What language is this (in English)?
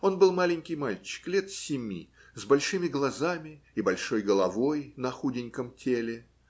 Russian